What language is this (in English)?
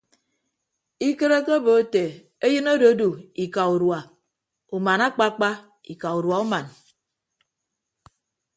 Ibibio